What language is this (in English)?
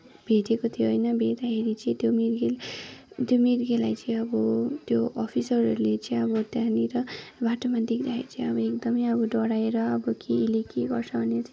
Nepali